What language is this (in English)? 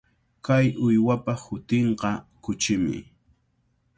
Cajatambo North Lima Quechua